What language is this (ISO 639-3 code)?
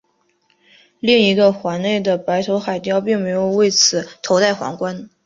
zho